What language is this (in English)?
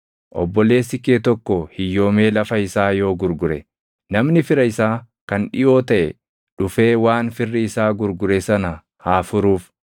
Oromo